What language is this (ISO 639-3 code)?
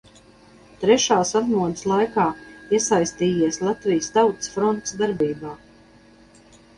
lav